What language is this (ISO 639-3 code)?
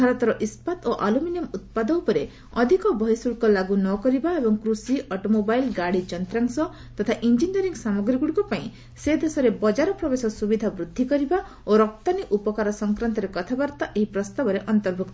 ori